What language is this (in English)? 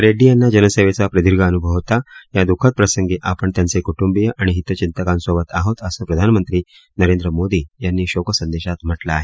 Marathi